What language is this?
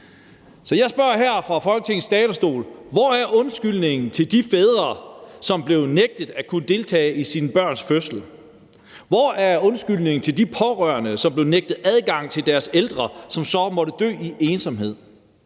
Danish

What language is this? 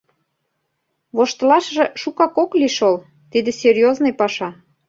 Mari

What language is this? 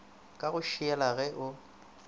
Northern Sotho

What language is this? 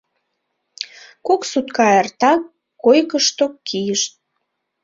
Mari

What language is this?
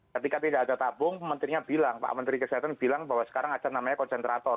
Indonesian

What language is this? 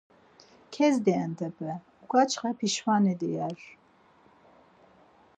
Laz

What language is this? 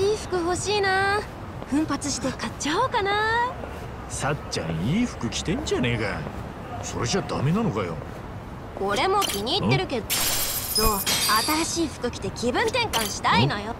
Japanese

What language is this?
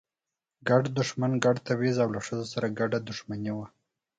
Pashto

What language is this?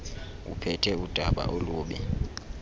Xhosa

